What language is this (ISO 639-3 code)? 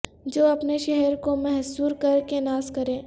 urd